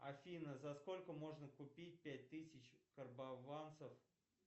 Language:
Russian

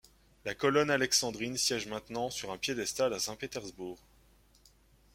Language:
French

